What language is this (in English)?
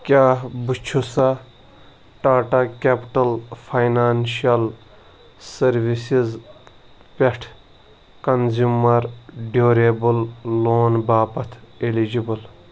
Kashmiri